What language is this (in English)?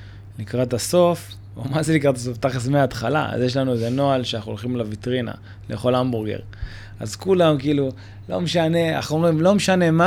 Hebrew